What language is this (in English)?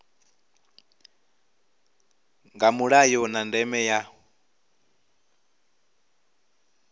Venda